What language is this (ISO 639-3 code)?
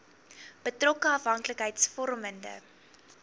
afr